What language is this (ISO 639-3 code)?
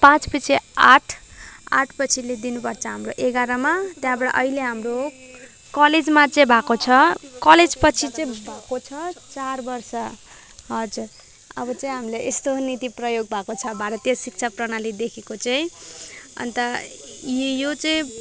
nep